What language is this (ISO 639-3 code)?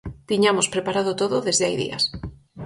glg